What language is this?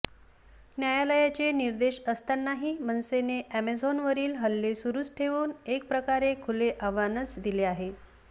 Marathi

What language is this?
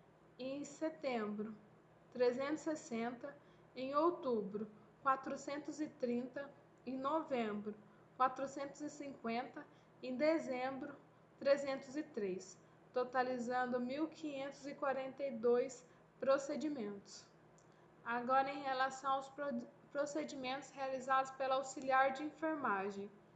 Portuguese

